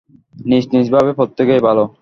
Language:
Bangla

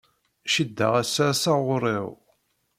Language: Kabyle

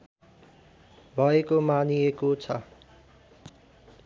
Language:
Nepali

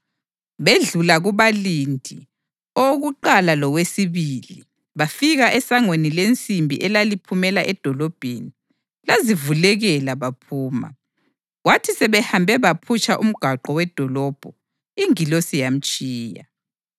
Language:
North Ndebele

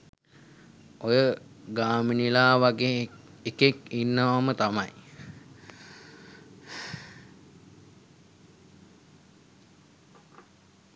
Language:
Sinhala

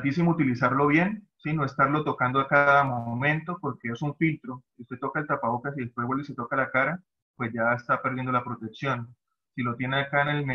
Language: Spanish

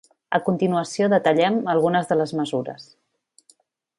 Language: Catalan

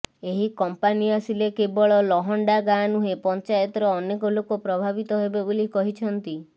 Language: Odia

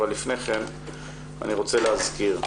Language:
Hebrew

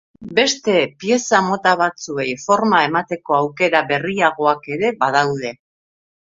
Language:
Basque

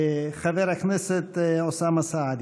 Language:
Hebrew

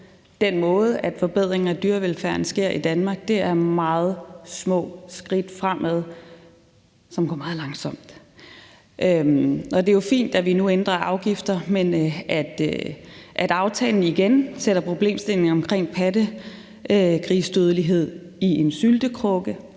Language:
Danish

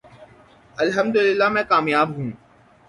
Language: Urdu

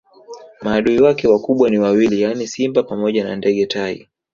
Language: Swahili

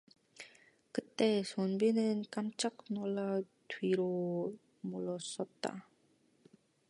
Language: Korean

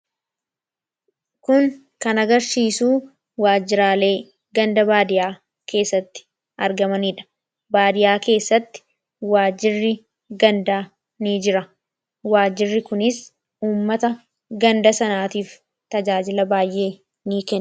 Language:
Oromo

